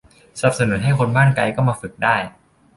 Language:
Thai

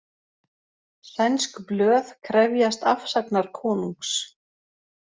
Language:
Icelandic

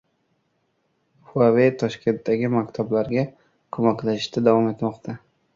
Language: Uzbek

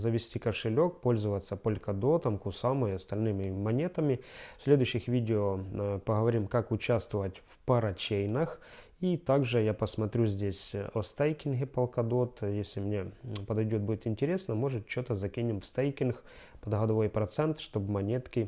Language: Russian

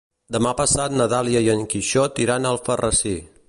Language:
Catalan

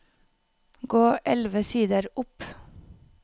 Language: Norwegian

